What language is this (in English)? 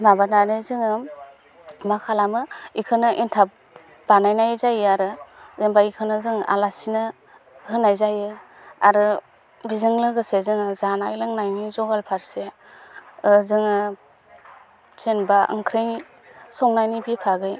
Bodo